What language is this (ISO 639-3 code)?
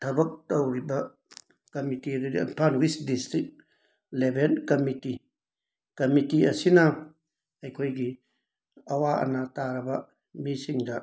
mni